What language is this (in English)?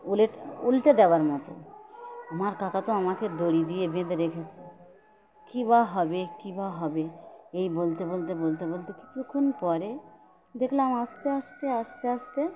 Bangla